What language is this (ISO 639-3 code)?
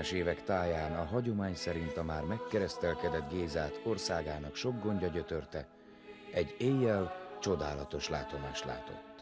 hun